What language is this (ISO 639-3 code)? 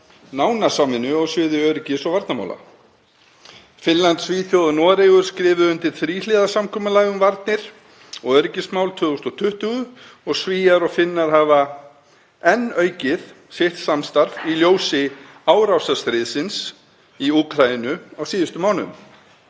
isl